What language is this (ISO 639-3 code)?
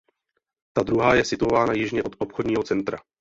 ces